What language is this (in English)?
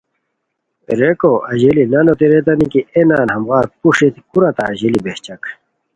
Khowar